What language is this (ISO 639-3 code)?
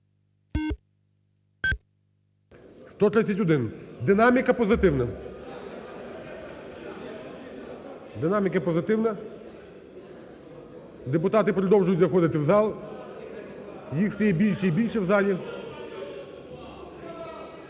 ukr